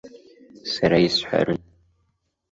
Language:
Abkhazian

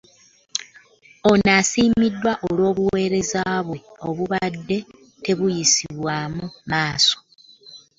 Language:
Ganda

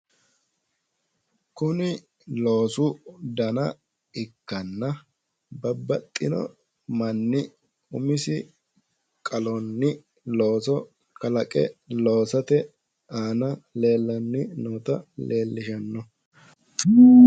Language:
Sidamo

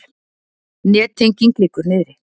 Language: Icelandic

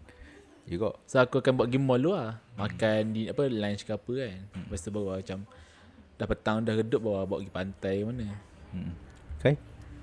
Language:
Malay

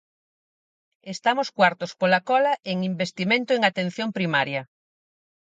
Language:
Galician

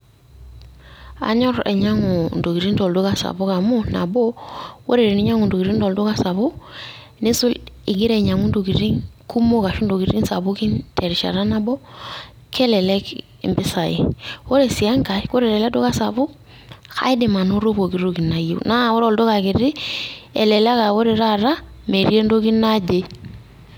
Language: Masai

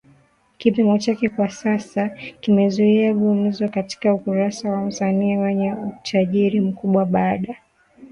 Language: Swahili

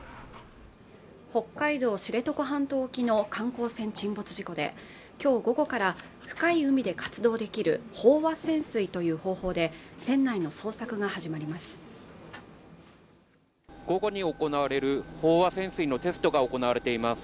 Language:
Japanese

